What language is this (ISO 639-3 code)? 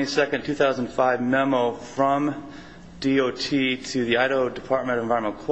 eng